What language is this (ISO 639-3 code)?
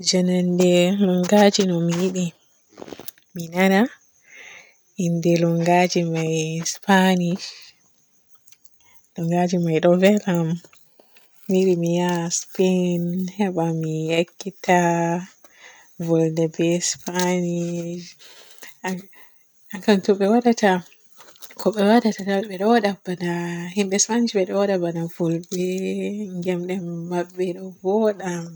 fue